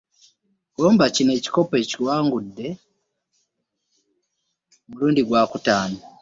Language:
Ganda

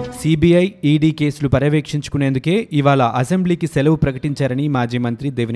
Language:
Telugu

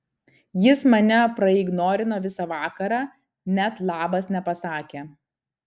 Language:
Lithuanian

